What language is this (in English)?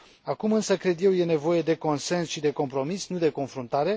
Romanian